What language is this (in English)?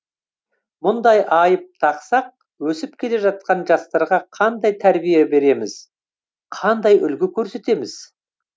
Kazakh